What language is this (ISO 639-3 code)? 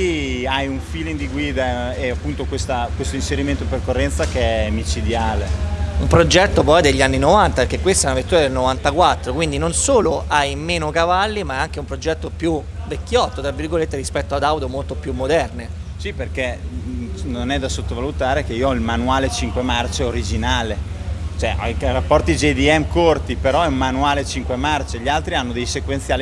ita